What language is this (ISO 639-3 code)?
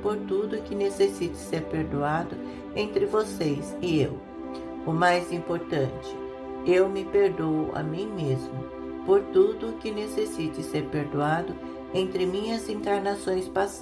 por